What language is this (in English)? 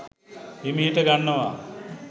Sinhala